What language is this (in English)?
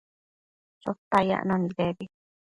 Matsés